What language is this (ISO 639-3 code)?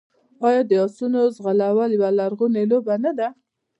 pus